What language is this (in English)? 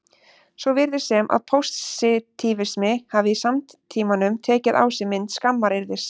Icelandic